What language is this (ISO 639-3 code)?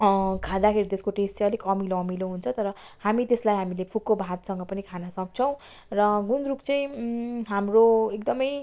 nep